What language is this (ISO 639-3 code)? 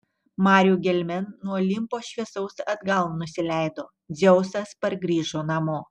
lit